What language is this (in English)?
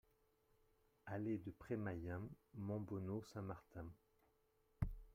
French